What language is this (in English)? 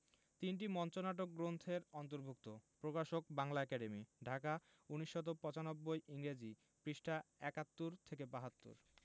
Bangla